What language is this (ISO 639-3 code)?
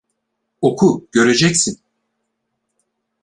tur